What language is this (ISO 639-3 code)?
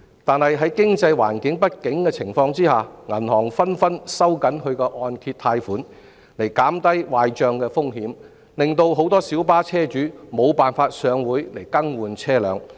yue